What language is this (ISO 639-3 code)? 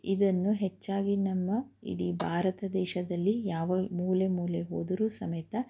kan